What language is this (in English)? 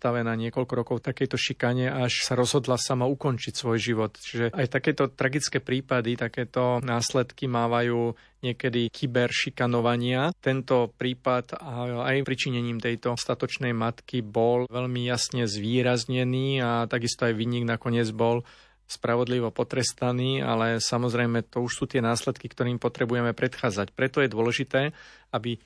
Slovak